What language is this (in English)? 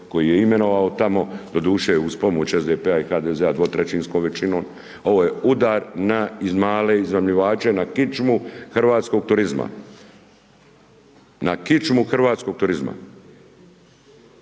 Croatian